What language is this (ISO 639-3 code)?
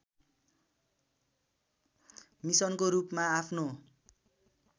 nep